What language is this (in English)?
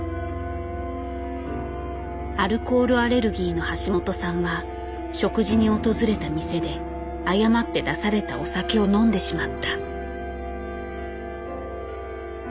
Japanese